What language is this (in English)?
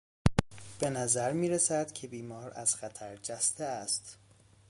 Persian